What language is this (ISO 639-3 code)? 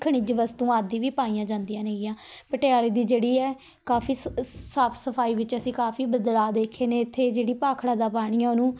pan